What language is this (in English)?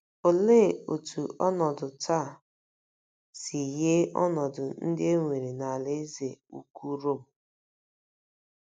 Igbo